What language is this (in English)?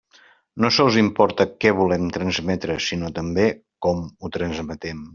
Catalan